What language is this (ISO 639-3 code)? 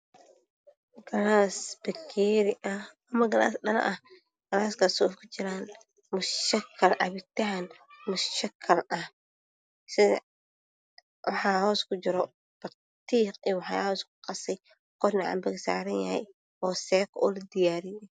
som